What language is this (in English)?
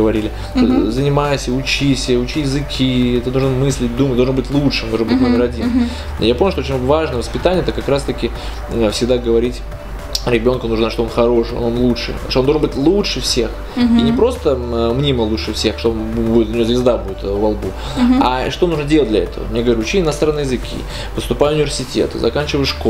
Russian